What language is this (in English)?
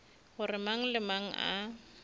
Northern Sotho